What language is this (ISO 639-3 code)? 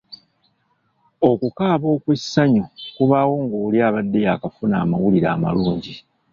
lug